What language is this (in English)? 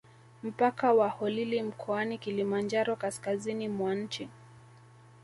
Swahili